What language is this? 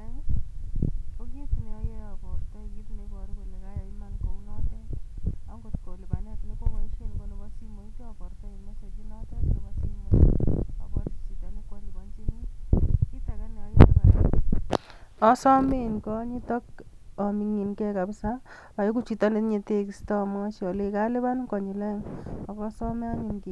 Kalenjin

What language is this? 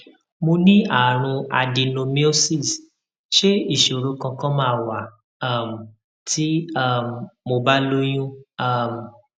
Yoruba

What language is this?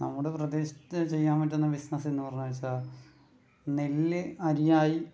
Malayalam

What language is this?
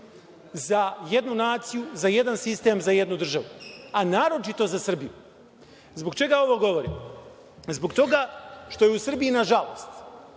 Serbian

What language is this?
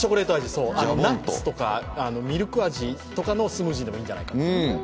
Japanese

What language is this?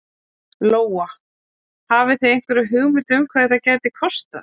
Icelandic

